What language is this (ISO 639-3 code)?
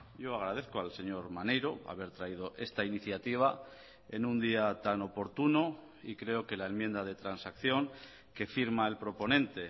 spa